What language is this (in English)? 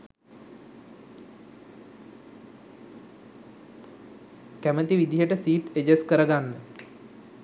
Sinhala